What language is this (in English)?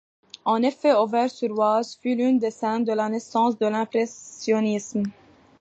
French